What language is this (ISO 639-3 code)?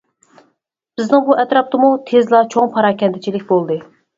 uig